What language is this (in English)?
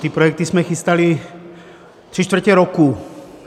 Czech